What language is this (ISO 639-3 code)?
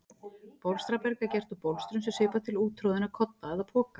isl